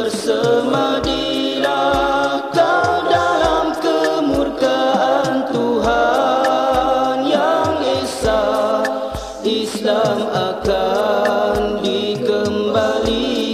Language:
Malay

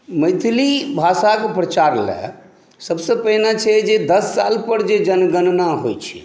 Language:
Maithili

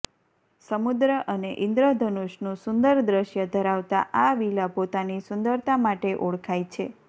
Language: Gujarati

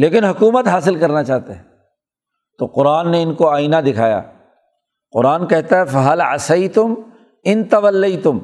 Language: Urdu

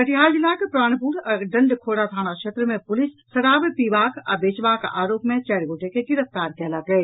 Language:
Maithili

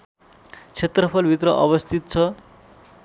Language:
Nepali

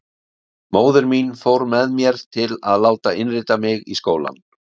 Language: Icelandic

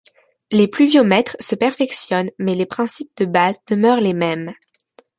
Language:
French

